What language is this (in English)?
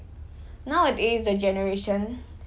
English